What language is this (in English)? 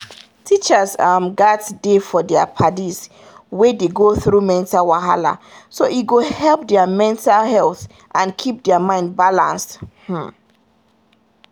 Nigerian Pidgin